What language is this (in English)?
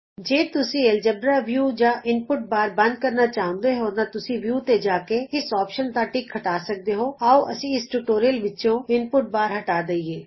Punjabi